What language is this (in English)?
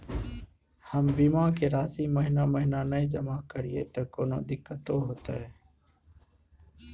Maithili